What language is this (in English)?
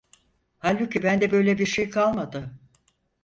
Turkish